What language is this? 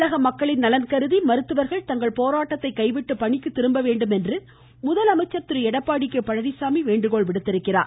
Tamil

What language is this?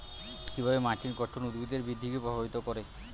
Bangla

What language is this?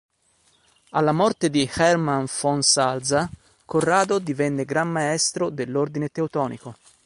Italian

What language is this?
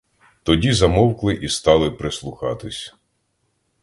Ukrainian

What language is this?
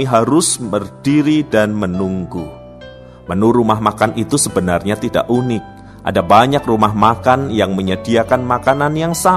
Indonesian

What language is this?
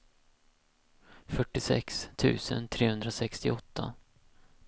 Swedish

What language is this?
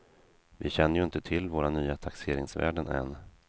Swedish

